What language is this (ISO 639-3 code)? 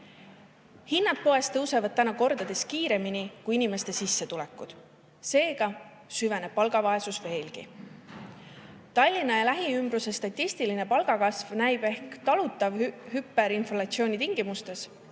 est